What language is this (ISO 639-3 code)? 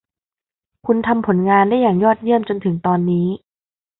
tha